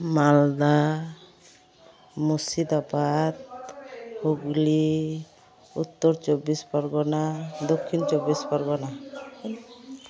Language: Santali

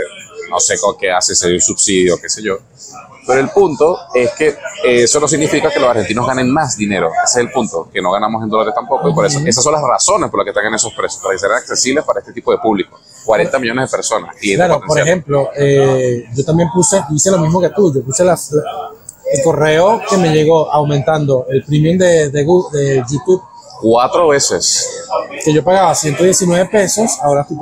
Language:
Spanish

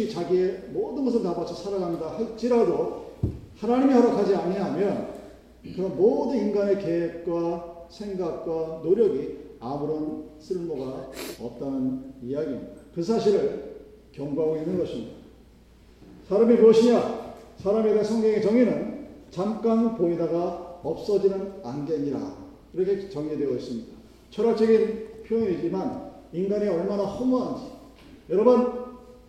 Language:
Korean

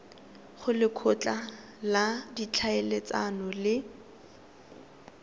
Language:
Tswana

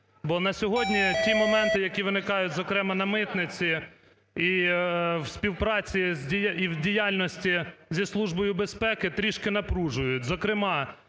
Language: Ukrainian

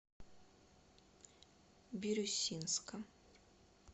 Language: Russian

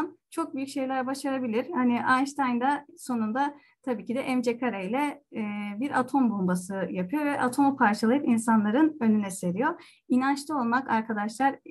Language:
Turkish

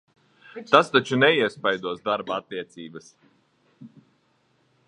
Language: Latvian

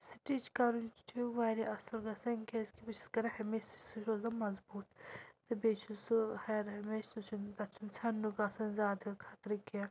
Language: Kashmiri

